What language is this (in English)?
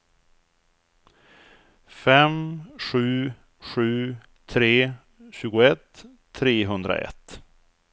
Swedish